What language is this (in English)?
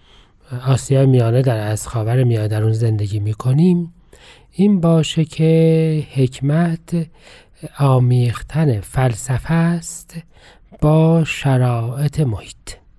Persian